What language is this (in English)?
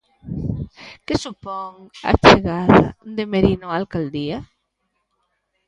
Galician